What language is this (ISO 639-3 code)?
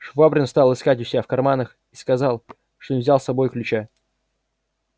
rus